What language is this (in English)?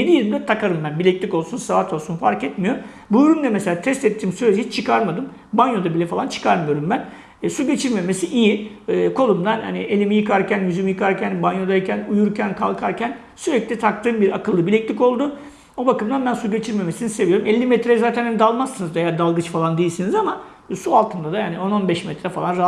Turkish